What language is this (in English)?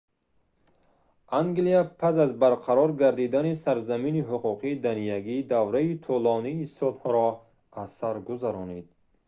Tajik